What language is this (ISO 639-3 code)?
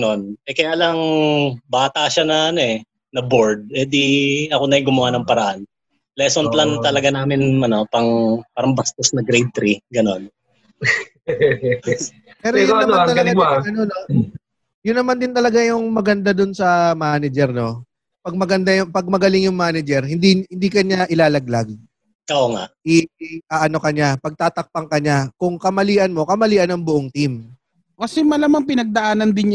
fil